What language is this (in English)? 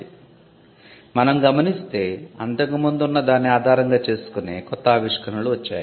Telugu